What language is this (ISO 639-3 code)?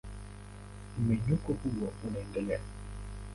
swa